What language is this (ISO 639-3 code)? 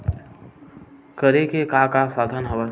hne